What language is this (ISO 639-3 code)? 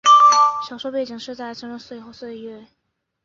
zho